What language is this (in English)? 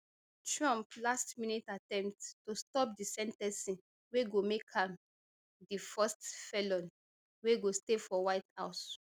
Nigerian Pidgin